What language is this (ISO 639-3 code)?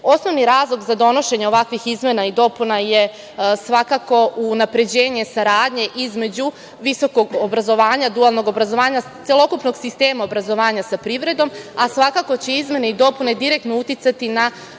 srp